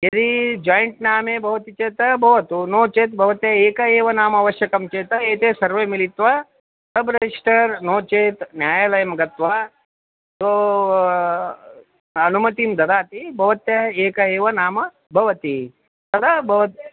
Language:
Sanskrit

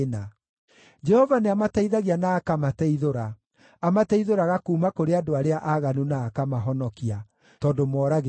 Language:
Kikuyu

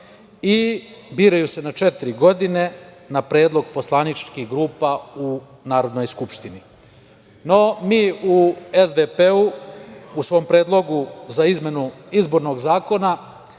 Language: Serbian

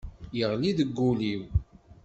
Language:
Kabyle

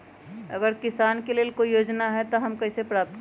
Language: Magahi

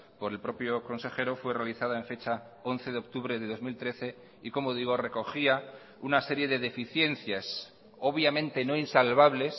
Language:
Spanish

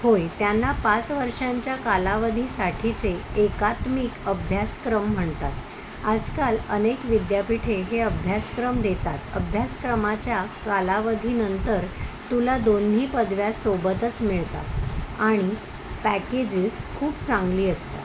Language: Marathi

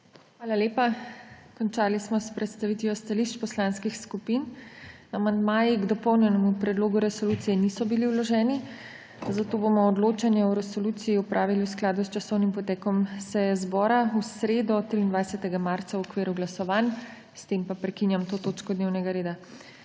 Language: Slovenian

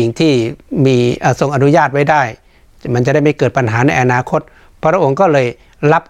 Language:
Thai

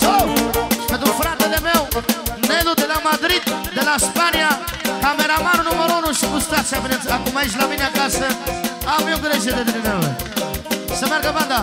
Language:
Romanian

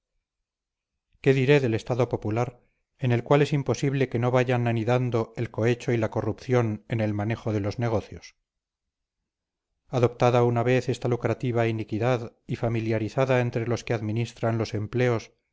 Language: Spanish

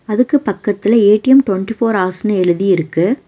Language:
Tamil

